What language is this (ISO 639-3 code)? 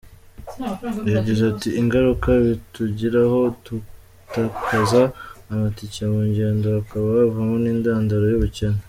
kin